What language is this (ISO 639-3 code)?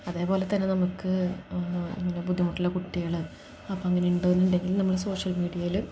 mal